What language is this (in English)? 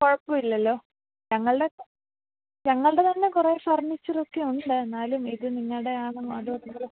Malayalam